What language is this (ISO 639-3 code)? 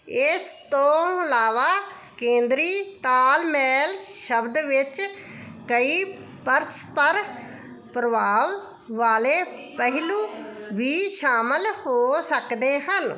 pan